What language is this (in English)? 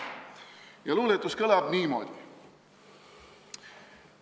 Estonian